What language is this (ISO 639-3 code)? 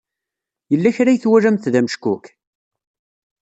kab